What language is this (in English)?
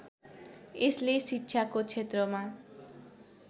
Nepali